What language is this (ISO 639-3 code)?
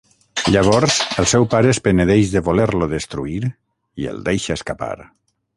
cat